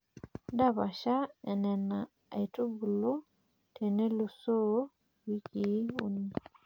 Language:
Masai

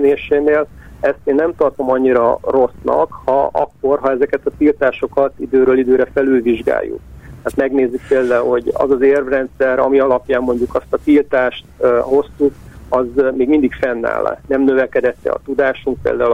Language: Hungarian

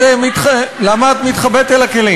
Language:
Hebrew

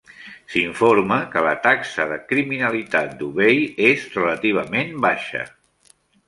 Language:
Catalan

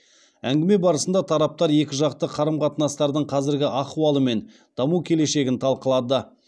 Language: Kazakh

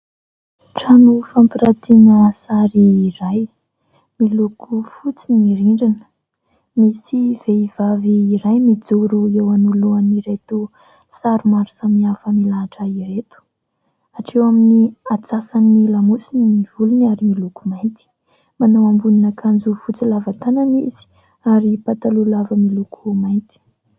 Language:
Malagasy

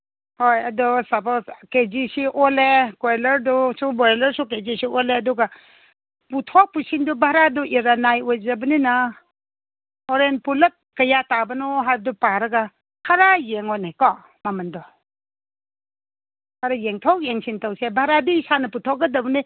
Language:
Manipuri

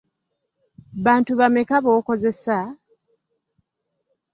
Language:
Ganda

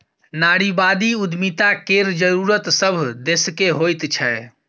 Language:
Maithili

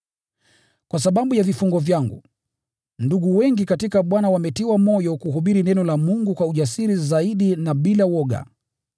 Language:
Swahili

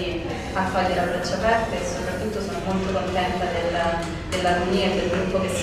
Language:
Italian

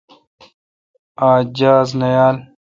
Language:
Kalkoti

